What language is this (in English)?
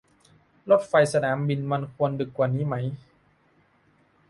Thai